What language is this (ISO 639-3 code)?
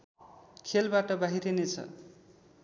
nep